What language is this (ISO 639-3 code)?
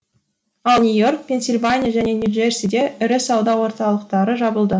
kaz